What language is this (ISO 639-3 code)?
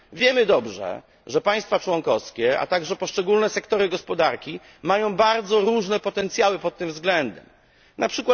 pol